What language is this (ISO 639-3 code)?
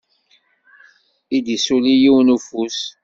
kab